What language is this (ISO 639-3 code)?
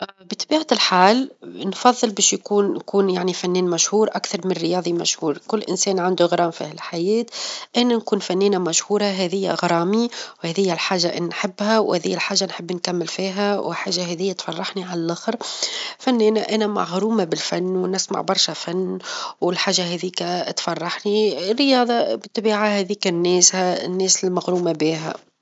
aeb